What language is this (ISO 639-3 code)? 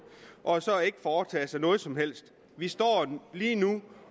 dan